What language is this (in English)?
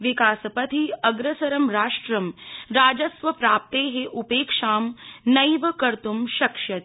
Sanskrit